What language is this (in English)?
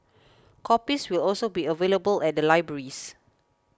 English